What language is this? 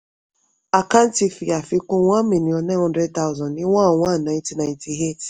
Yoruba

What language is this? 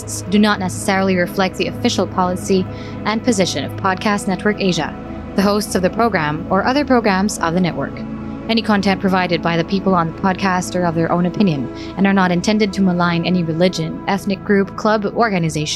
Filipino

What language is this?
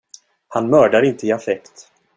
Swedish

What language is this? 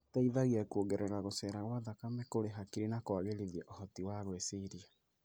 Kikuyu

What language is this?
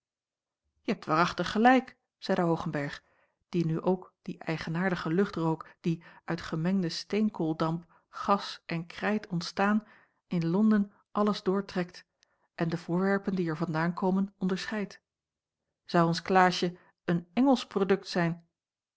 Dutch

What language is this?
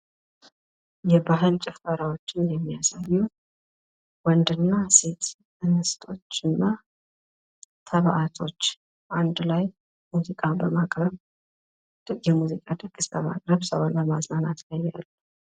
Amharic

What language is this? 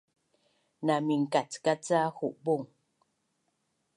Bunun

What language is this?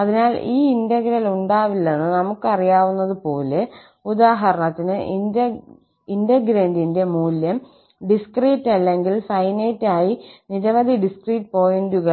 Malayalam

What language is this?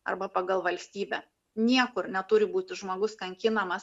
Lithuanian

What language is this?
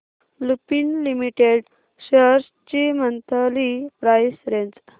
Marathi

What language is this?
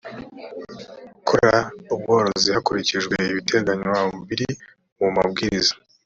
Kinyarwanda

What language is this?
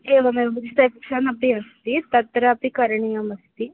Sanskrit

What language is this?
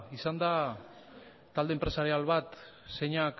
Basque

